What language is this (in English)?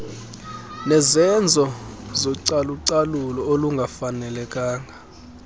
Xhosa